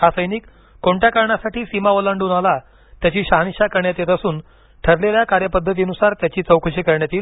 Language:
Marathi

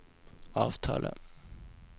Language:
Norwegian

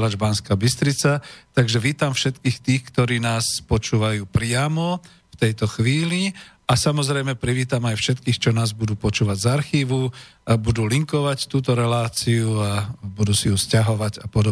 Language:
Slovak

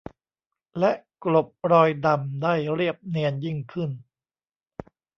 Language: Thai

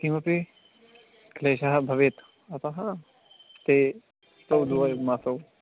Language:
Sanskrit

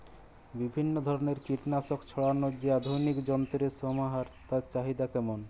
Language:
Bangla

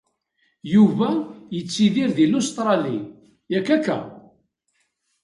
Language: Kabyle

